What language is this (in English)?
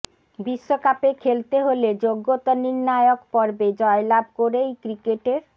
Bangla